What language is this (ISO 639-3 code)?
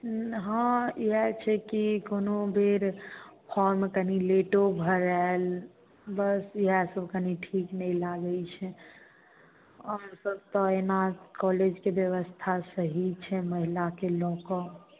mai